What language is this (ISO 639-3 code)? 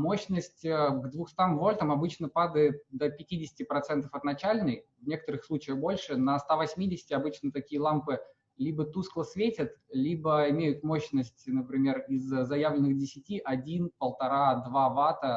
rus